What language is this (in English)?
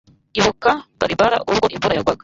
Kinyarwanda